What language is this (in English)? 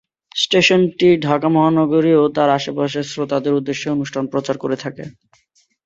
Bangla